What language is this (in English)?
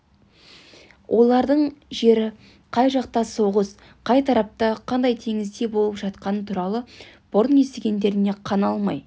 Kazakh